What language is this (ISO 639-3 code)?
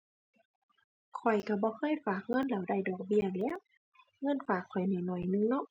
tha